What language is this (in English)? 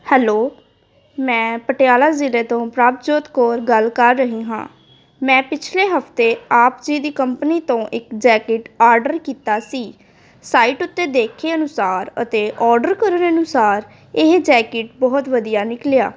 Punjabi